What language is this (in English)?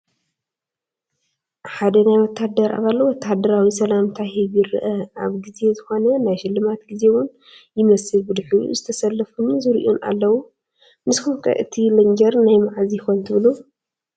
Tigrinya